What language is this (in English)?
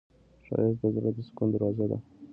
Pashto